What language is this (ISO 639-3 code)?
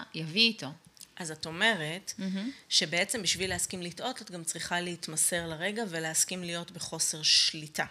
heb